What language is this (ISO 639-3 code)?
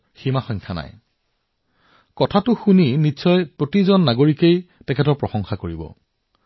asm